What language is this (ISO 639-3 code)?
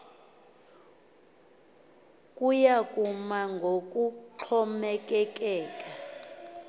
xho